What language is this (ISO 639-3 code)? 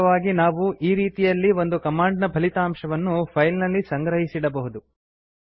kan